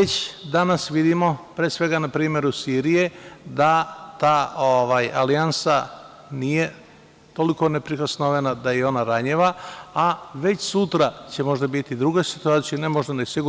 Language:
Serbian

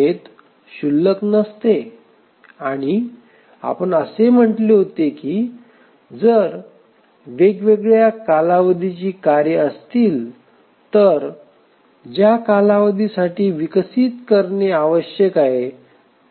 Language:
Marathi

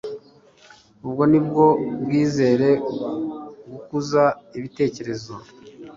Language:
Kinyarwanda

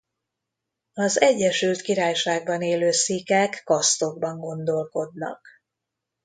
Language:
Hungarian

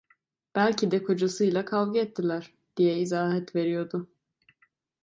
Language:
Turkish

